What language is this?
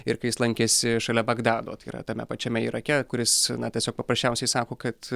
Lithuanian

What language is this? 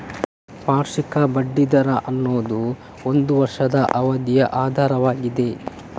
Kannada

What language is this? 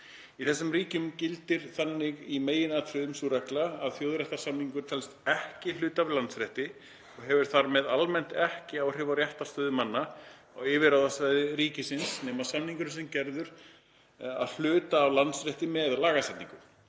Icelandic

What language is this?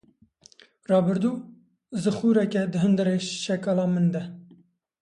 Kurdish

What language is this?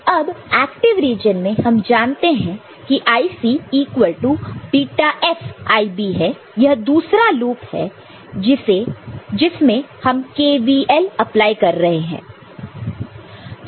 Hindi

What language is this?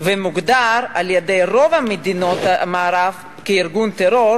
Hebrew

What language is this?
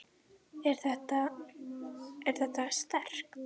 Icelandic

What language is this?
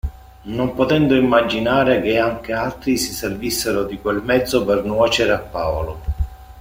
Italian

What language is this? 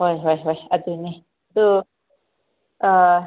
Manipuri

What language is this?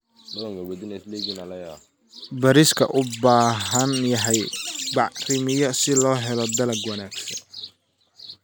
Somali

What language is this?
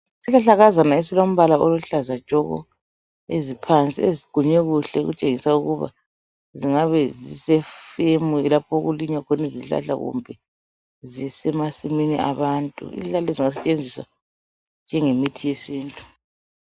North Ndebele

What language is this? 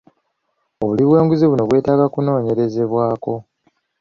Ganda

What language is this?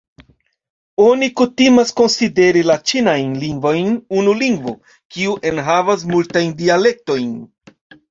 Esperanto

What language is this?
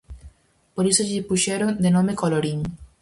Galician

